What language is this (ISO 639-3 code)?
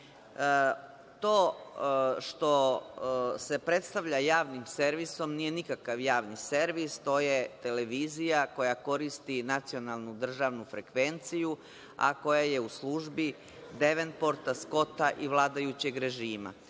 srp